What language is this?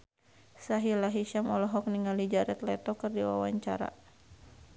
Sundanese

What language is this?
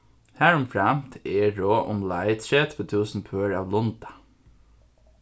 Faroese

